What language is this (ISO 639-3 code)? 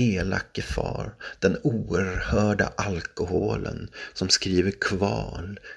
swe